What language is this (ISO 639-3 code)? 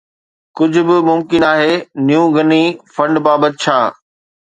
snd